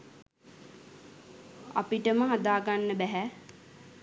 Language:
Sinhala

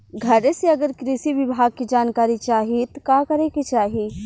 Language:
Bhojpuri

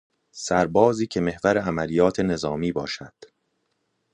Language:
Persian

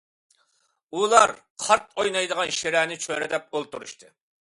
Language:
Uyghur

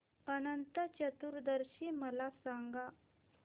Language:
Marathi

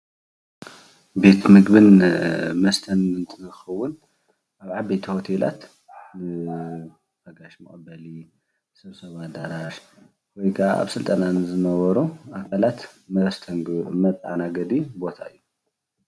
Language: Tigrinya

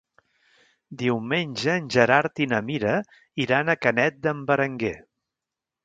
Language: Catalan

